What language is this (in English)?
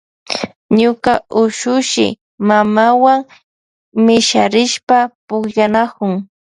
Loja Highland Quichua